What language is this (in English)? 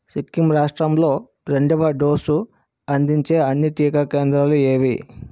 Telugu